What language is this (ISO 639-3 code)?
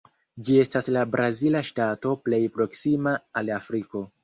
epo